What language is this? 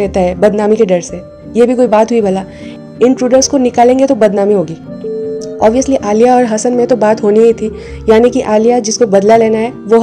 Hindi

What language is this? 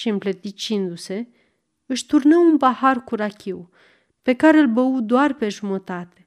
Romanian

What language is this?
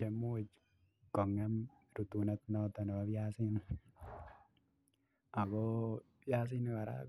Kalenjin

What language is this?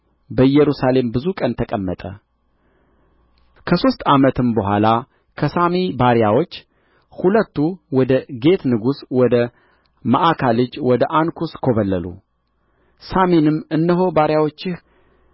Amharic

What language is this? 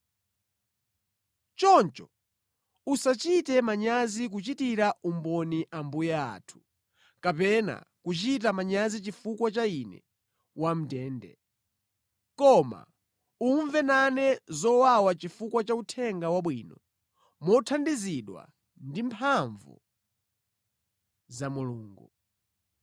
Nyanja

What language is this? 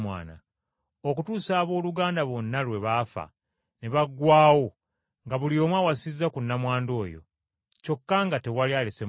Ganda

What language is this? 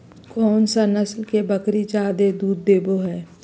Magahi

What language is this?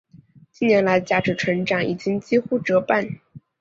Chinese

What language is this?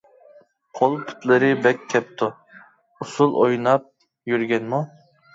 Uyghur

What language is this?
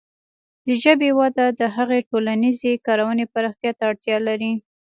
Pashto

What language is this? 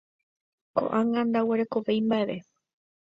Guarani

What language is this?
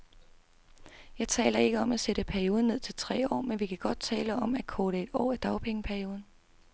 Danish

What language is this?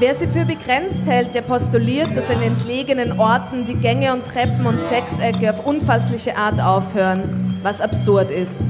German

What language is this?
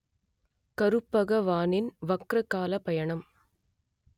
Tamil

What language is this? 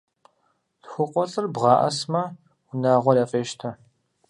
Kabardian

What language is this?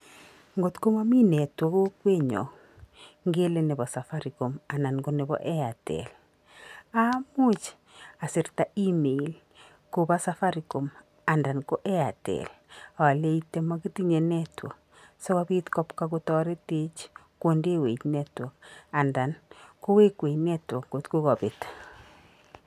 Kalenjin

